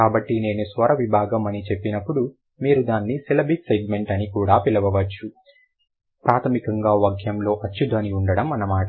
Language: Telugu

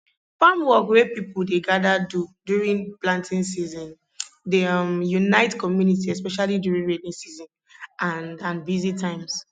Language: Nigerian Pidgin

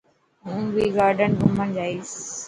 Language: Dhatki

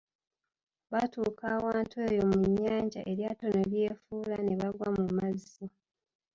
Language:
Ganda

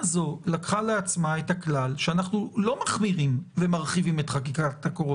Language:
Hebrew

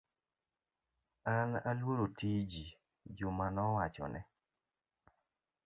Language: Luo (Kenya and Tanzania)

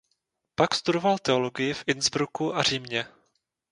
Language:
Czech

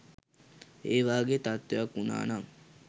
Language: Sinhala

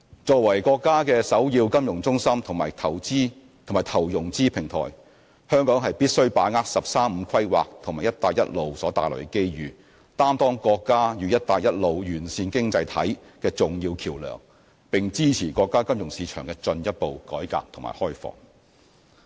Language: Cantonese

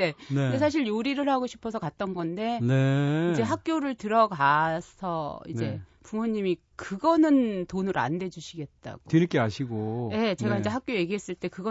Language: Korean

